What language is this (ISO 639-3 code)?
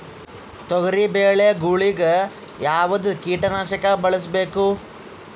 kan